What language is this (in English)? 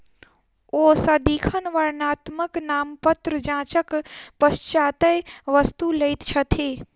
Maithili